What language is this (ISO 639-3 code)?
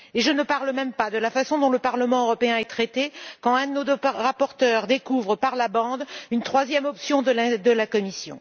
fra